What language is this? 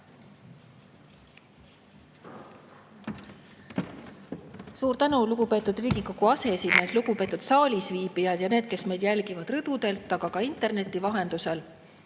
Estonian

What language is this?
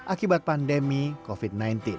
Indonesian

